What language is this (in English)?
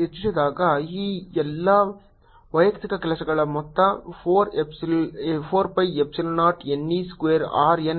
Kannada